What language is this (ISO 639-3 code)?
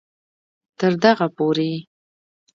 pus